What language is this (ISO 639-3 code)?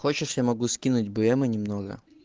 rus